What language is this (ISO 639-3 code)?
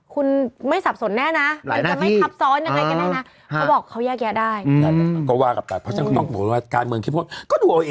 tha